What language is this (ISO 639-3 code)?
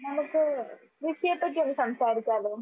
mal